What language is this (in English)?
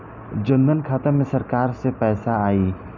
Bhojpuri